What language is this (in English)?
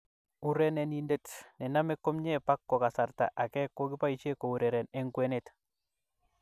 Kalenjin